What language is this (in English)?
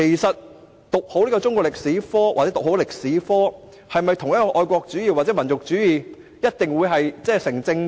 Cantonese